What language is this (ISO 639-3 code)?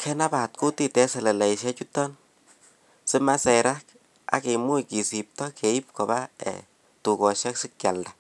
kln